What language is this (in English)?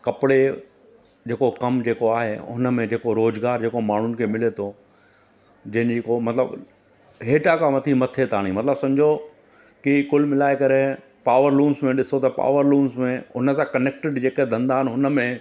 Sindhi